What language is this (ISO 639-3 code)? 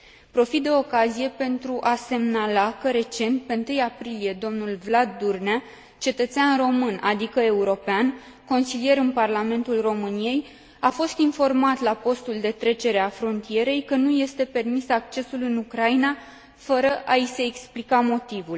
ron